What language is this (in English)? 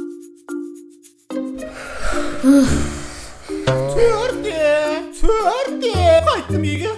Turkish